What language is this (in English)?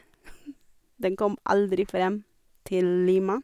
Norwegian